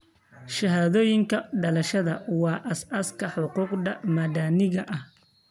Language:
Somali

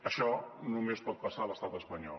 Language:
Catalan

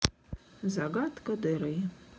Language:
Russian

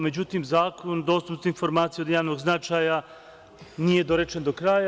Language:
Serbian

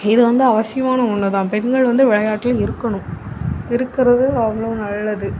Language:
Tamil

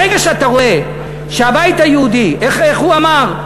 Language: Hebrew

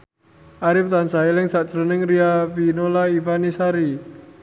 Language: Javanese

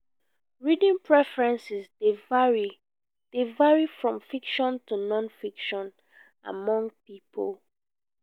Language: Nigerian Pidgin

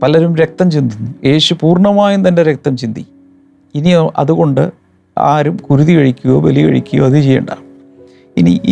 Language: Malayalam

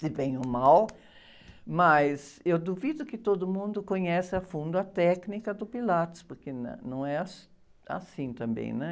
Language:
Portuguese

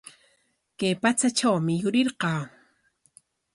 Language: Corongo Ancash Quechua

